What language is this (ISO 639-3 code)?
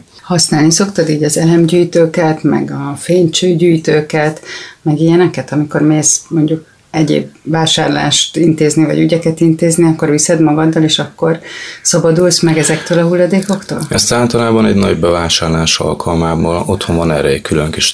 hun